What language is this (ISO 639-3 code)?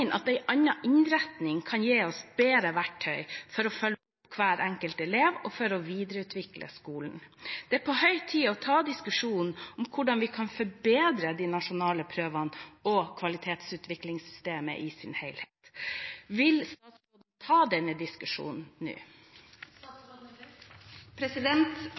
nob